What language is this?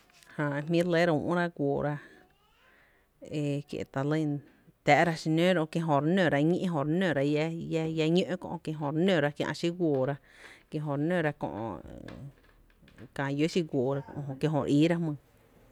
Tepinapa Chinantec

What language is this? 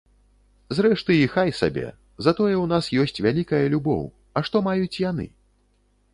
Belarusian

